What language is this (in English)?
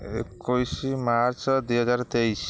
Odia